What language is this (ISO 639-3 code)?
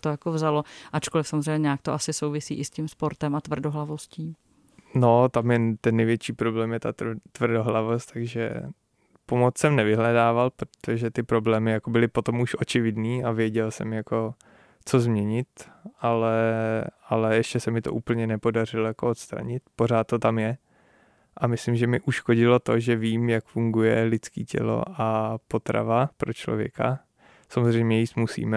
ces